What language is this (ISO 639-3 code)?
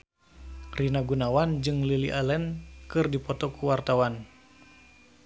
sun